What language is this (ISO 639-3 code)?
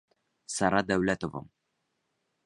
bak